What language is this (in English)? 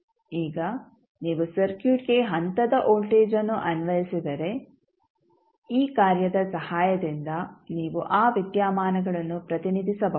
Kannada